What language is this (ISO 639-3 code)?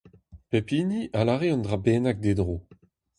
bre